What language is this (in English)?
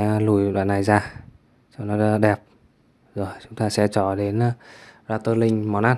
Vietnamese